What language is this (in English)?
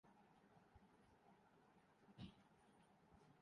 Urdu